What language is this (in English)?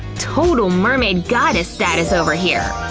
English